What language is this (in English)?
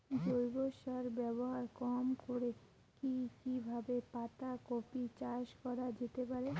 Bangla